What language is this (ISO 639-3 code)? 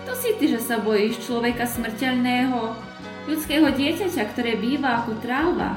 slk